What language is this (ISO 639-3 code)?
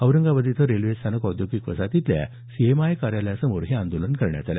mar